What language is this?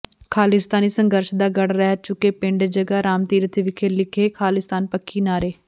Punjabi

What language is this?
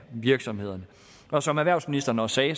Danish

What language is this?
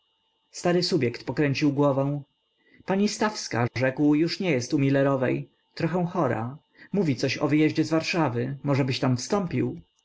Polish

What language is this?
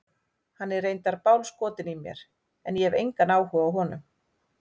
Icelandic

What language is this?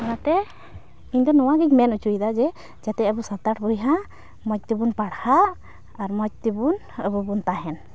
Santali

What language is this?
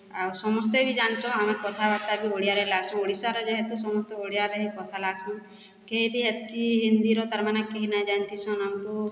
Odia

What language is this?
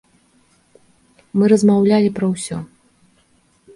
Belarusian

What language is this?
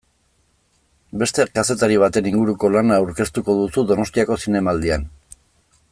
Basque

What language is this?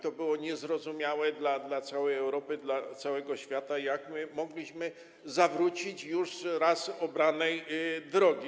Polish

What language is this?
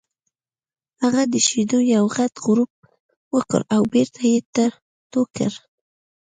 Pashto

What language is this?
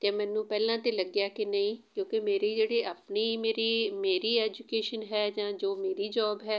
Punjabi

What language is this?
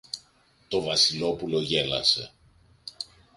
Greek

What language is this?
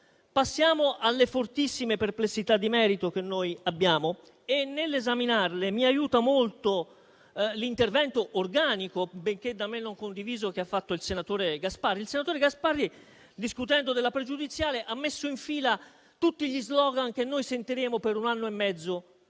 Italian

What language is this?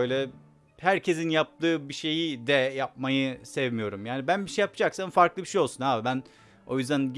Turkish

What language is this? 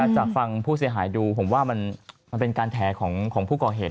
Thai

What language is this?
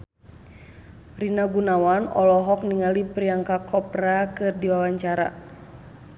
Sundanese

